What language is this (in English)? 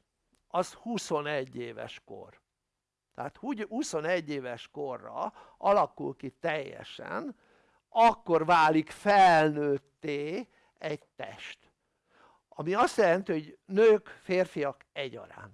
Hungarian